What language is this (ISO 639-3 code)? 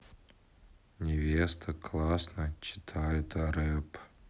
rus